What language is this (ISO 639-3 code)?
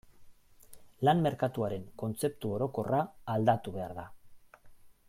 eus